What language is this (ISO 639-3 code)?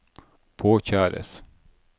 nor